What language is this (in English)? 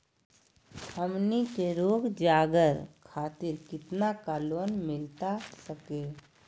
Magahi